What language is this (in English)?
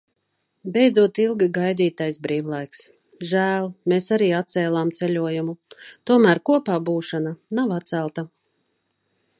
Latvian